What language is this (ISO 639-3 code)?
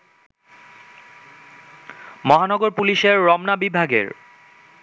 ben